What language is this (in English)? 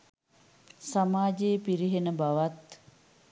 Sinhala